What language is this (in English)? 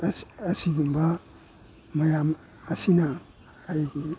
Manipuri